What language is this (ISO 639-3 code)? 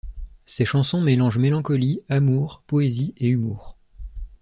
fra